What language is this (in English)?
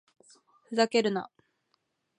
Japanese